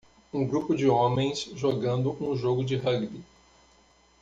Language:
Portuguese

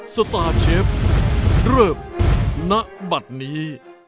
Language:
Thai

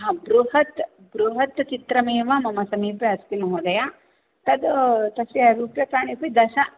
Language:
Sanskrit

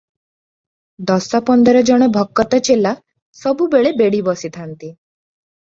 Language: Odia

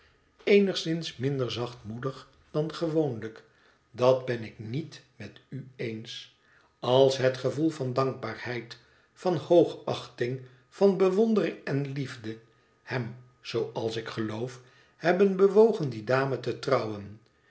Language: Dutch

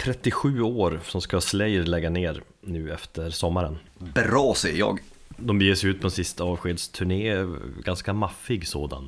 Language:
Swedish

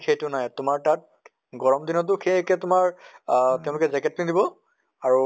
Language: Assamese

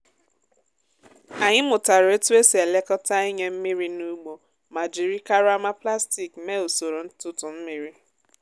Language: Igbo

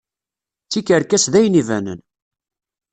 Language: Kabyle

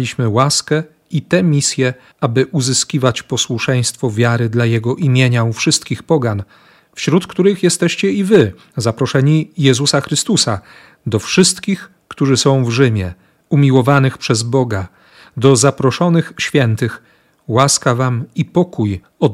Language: Polish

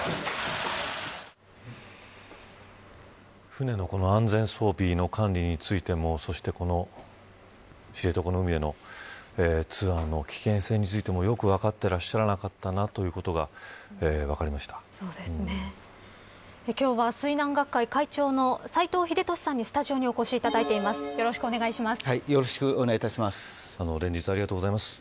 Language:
Japanese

